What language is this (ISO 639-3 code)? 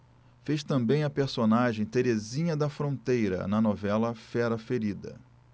por